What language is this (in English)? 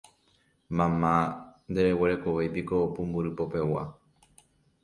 Guarani